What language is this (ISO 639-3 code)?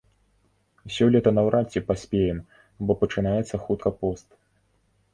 bel